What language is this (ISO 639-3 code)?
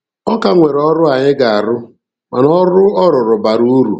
ibo